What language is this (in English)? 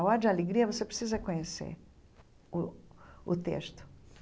Portuguese